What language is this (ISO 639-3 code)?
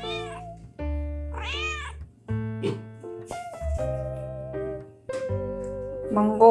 kor